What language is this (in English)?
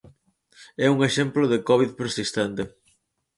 Galician